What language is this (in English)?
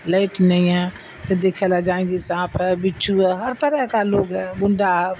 Urdu